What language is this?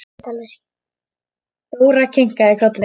Icelandic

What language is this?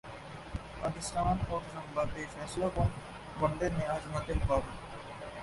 Urdu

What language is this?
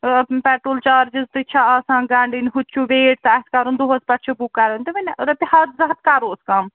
Kashmiri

